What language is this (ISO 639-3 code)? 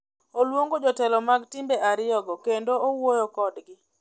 luo